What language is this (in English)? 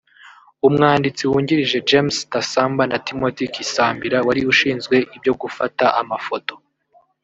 Kinyarwanda